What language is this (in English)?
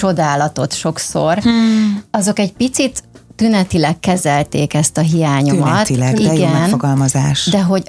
Hungarian